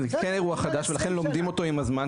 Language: Hebrew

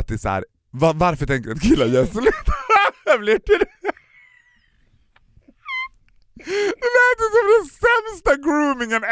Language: Swedish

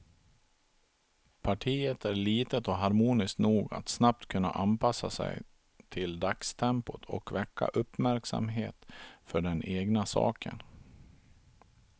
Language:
Swedish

